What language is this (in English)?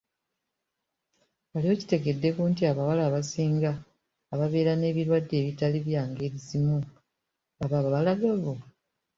Ganda